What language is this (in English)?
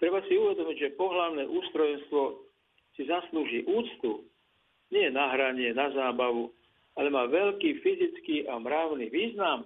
Slovak